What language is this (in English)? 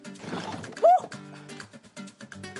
Welsh